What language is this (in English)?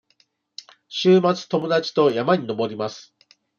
Japanese